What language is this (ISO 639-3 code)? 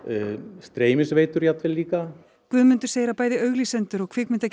isl